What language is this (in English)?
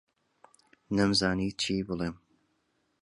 Central Kurdish